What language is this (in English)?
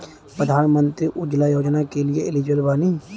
Bhojpuri